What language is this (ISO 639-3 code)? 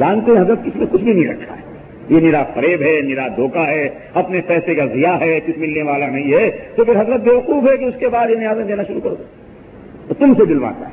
urd